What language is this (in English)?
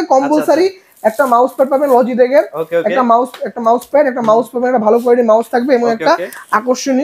Bangla